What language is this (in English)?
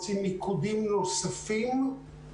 Hebrew